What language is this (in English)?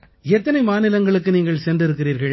Tamil